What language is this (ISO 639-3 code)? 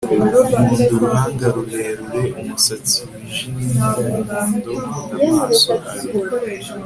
kin